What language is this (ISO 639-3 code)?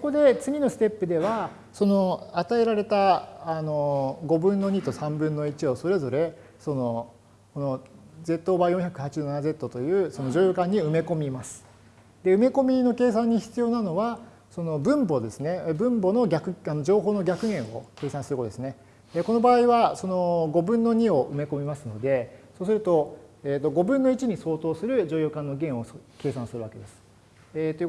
jpn